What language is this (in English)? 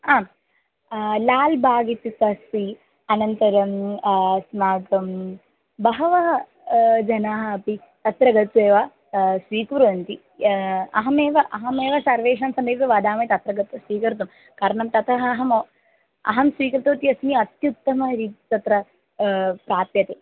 Sanskrit